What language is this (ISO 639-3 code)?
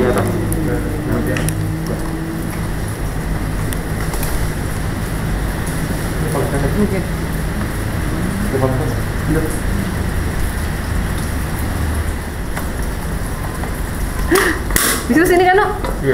ind